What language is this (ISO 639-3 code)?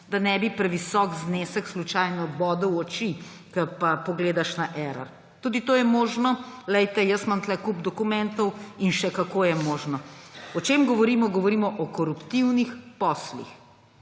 slv